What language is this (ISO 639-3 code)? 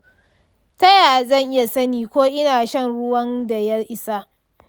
hau